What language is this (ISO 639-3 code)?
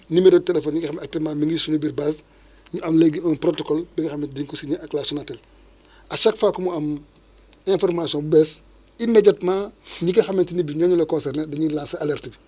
wol